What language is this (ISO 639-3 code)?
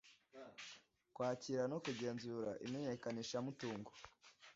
kin